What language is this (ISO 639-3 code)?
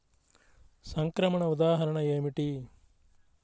tel